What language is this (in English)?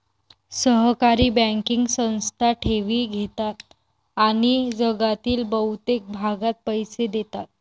Marathi